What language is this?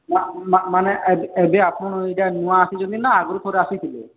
Odia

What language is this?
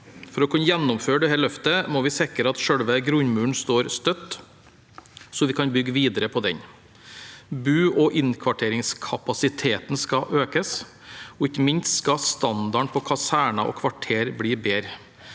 Norwegian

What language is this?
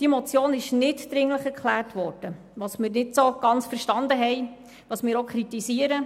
Swiss German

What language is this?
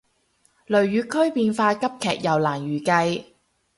Cantonese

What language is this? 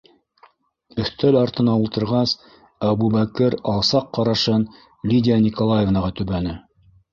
Bashkir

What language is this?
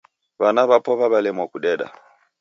Taita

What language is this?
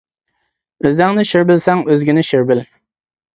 Uyghur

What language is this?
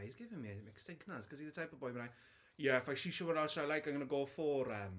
Welsh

